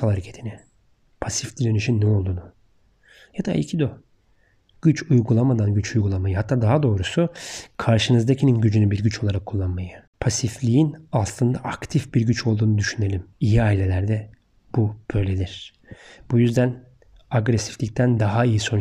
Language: Turkish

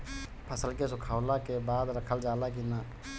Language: Bhojpuri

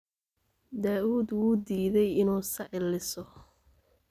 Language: Somali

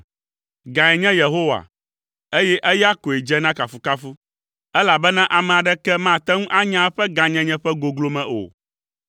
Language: Ewe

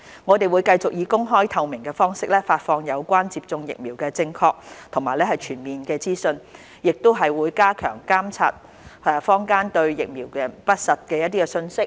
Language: Cantonese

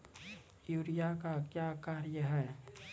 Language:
Maithili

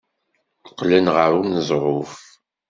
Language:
Kabyle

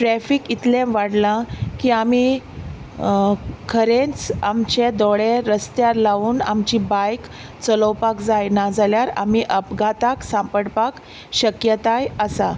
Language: Konkani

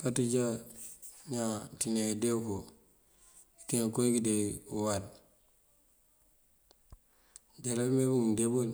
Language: Mandjak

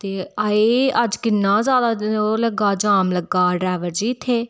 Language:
Dogri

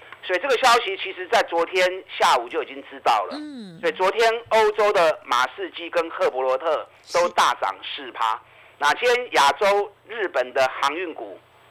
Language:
Chinese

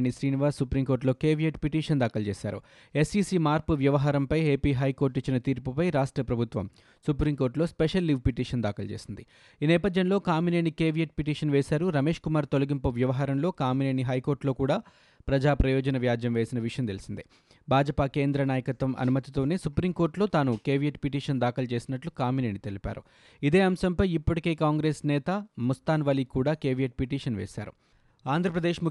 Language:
Telugu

